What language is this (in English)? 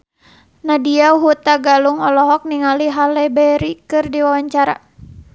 Sundanese